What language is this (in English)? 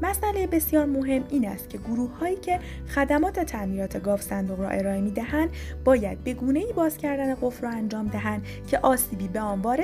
Persian